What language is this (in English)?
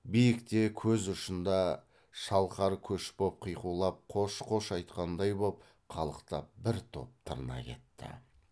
Kazakh